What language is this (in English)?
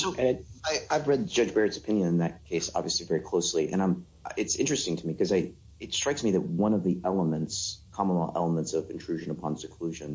English